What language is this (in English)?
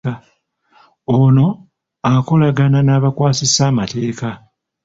Ganda